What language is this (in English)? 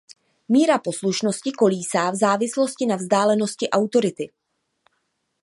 Czech